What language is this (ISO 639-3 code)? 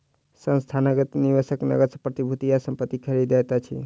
mai